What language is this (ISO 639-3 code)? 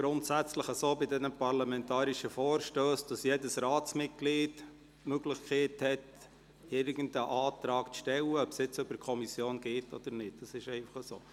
gsw